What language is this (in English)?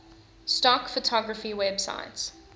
English